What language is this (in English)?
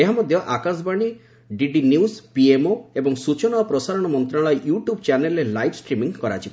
Odia